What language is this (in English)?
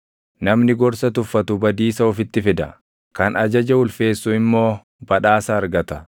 Oromo